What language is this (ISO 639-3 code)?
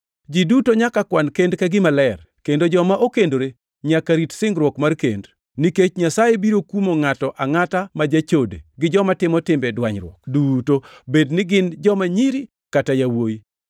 luo